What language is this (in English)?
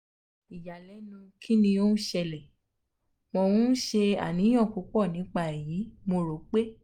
Yoruba